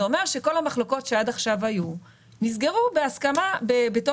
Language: Hebrew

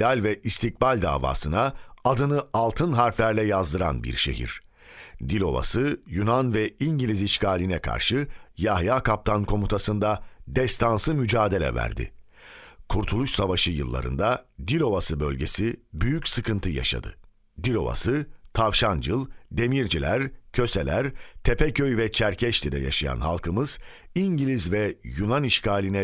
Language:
Turkish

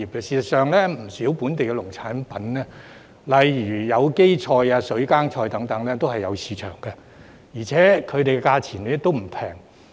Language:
Cantonese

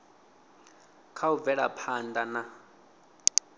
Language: Venda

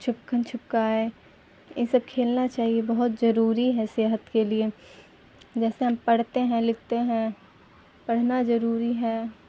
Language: Urdu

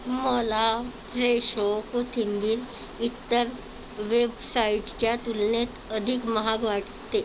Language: Marathi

